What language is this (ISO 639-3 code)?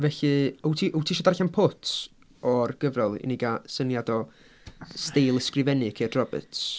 cym